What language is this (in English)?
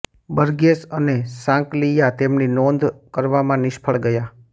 Gujarati